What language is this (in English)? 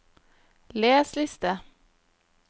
Norwegian